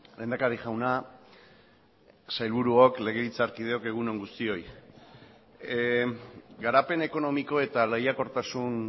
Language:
Basque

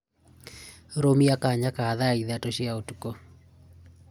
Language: Kikuyu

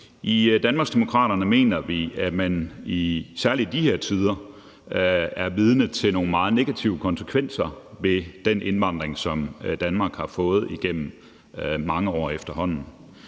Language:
Danish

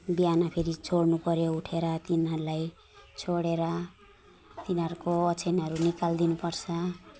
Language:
Nepali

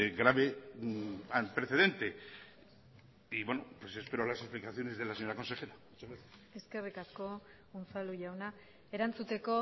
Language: Spanish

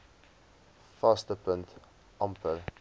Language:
Afrikaans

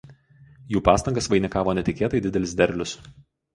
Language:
Lithuanian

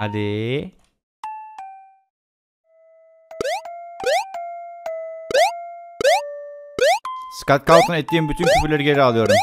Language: Turkish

